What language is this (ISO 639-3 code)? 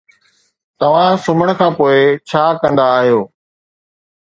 snd